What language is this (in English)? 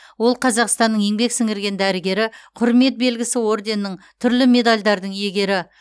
Kazakh